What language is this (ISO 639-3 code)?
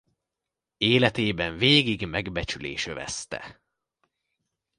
hun